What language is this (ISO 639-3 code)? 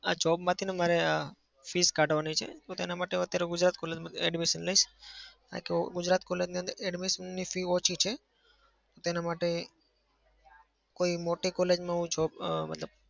guj